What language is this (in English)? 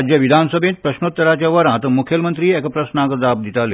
Konkani